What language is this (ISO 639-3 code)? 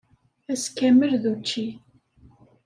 kab